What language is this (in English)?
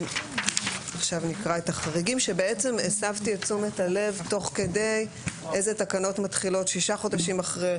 Hebrew